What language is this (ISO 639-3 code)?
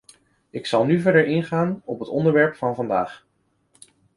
nld